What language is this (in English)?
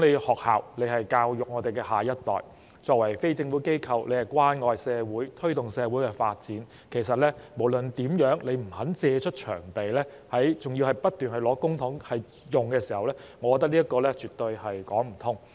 Cantonese